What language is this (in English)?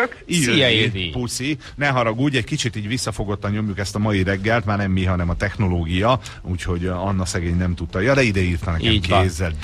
Hungarian